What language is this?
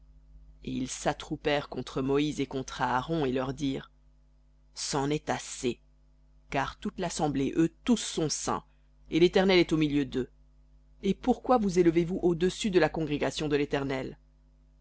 French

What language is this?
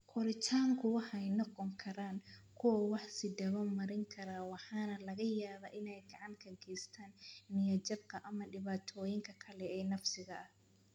Somali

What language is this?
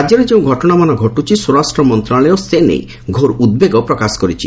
Odia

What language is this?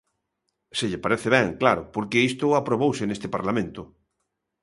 Galician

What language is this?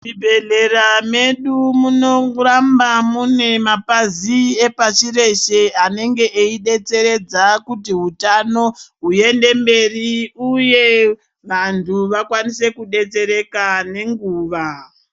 Ndau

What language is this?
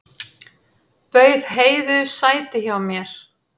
Icelandic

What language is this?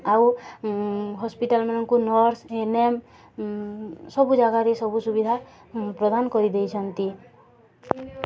Odia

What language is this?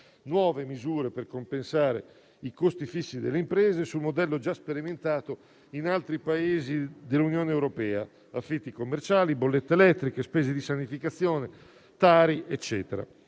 Italian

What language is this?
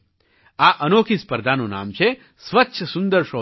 Gujarati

